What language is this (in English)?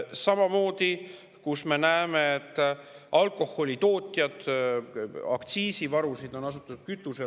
Estonian